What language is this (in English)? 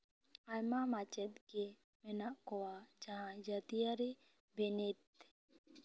Santali